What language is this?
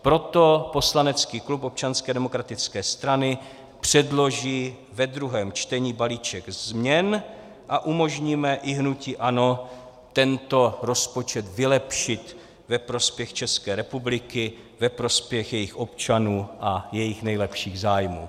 Czech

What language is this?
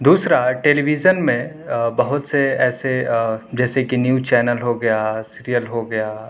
Urdu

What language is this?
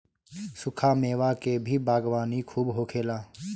Bhojpuri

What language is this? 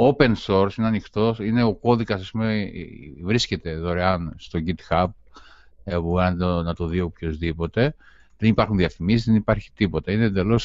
Greek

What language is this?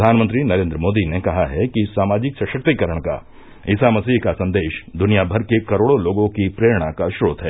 Hindi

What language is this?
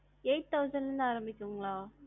Tamil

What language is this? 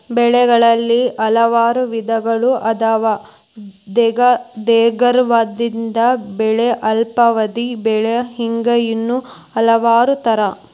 Kannada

